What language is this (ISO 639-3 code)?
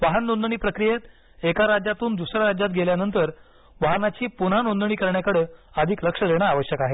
mar